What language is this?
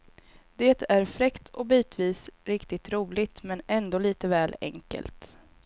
Swedish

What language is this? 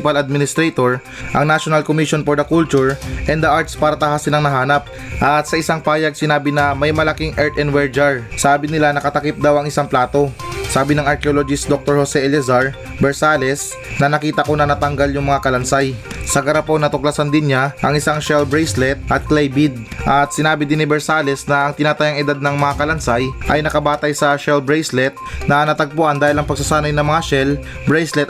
Filipino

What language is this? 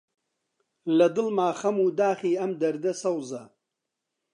Central Kurdish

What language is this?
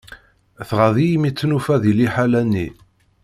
Kabyle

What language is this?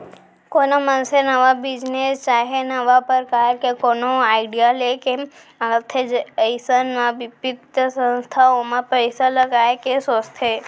Chhattisgarhi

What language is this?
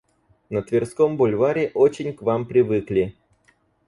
Russian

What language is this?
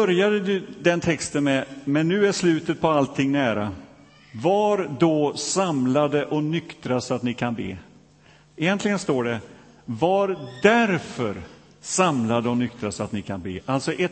Swedish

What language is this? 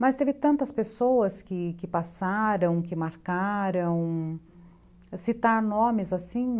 Portuguese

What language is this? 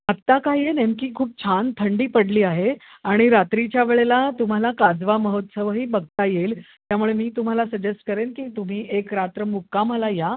Marathi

